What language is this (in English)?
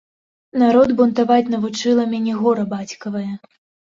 Belarusian